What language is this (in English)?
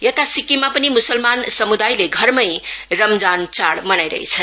Nepali